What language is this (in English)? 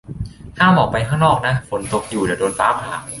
Thai